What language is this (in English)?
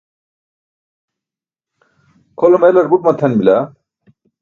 Burushaski